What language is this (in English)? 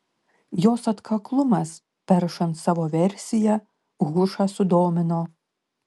Lithuanian